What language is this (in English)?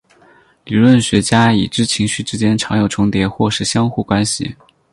Chinese